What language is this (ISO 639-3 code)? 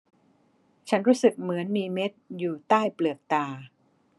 tha